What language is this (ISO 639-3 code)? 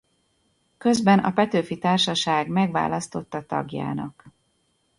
hun